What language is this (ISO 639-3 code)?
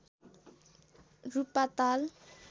nep